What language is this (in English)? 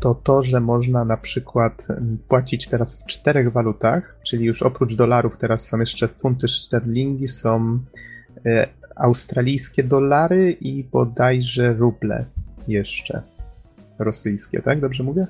Polish